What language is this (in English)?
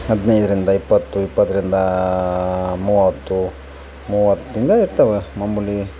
Kannada